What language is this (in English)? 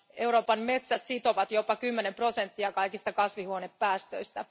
Finnish